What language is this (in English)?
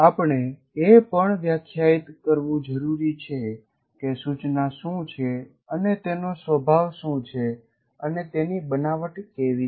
Gujarati